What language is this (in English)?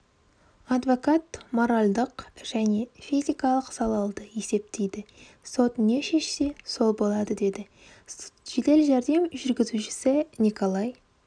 Kazakh